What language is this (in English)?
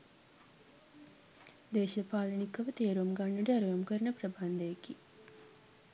Sinhala